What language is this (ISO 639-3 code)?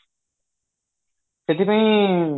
ori